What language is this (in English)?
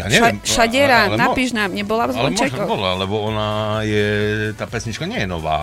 Slovak